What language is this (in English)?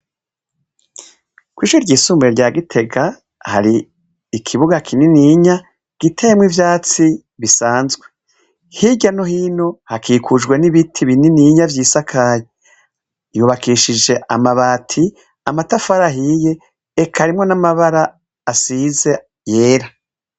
Rundi